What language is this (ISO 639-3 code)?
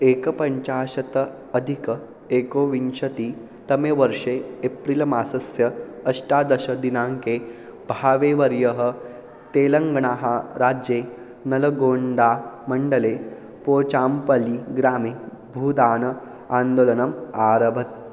san